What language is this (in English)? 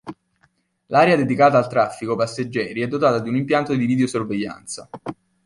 Italian